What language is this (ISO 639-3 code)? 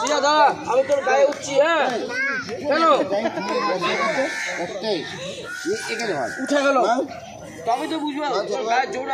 ara